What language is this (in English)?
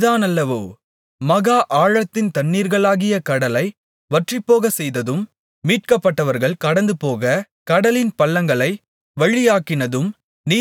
Tamil